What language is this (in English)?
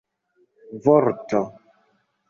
Esperanto